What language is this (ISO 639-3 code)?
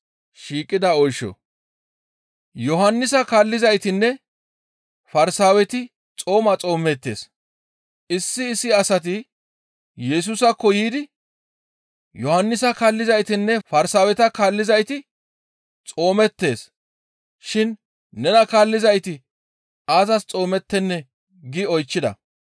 gmv